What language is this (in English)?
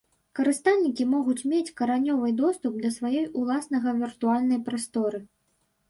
Belarusian